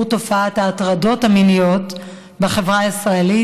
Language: Hebrew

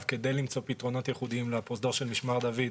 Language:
Hebrew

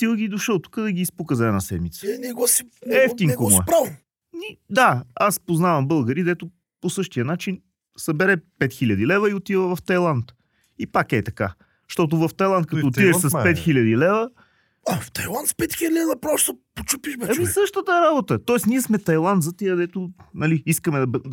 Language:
Bulgarian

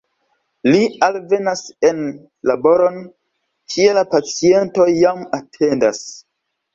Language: Esperanto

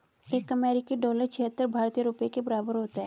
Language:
Hindi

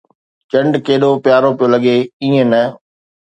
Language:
Sindhi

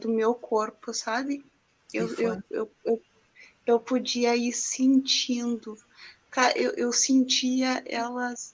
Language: Portuguese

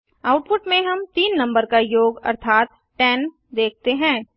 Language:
Hindi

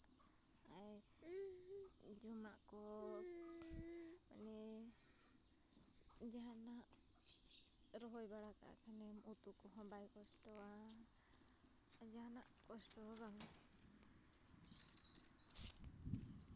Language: Santali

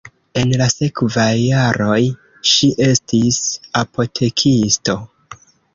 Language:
Esperanto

